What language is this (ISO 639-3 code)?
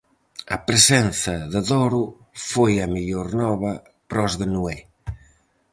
glg